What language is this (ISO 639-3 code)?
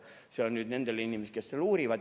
est